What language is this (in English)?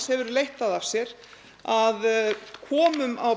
Icelandic